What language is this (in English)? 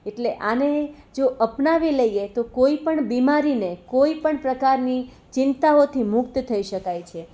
Gujarati